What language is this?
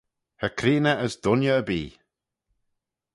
Manx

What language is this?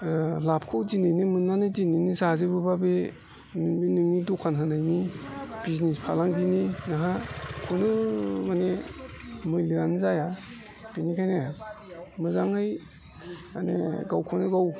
Bodo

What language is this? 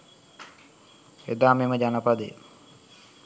Sinhala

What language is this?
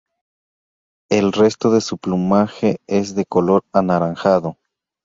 Spanish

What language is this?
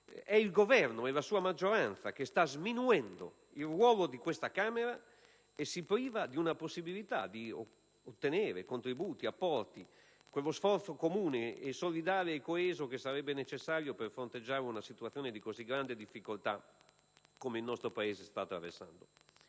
Italian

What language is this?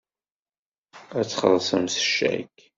Kabyle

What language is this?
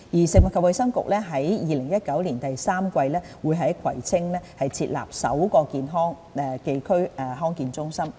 Cantonese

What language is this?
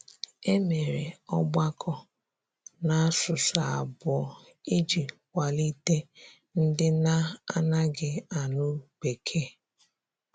Igbo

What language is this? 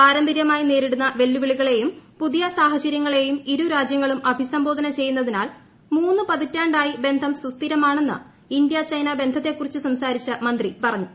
Malayalam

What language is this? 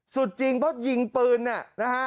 Thai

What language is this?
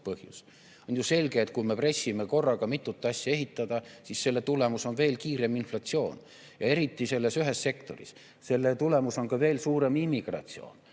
Estonian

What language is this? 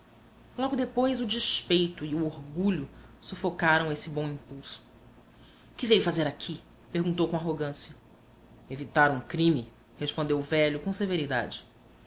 Portuguese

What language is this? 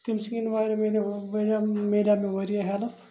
Kashmiri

